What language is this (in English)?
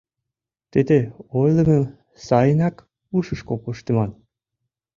Mari